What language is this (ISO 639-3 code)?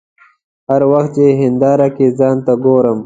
pus